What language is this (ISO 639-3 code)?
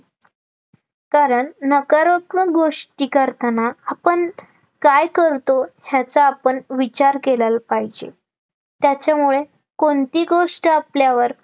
mar